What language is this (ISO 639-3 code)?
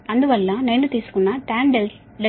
tel